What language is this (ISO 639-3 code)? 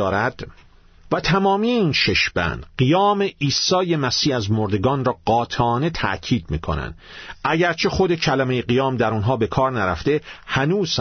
fas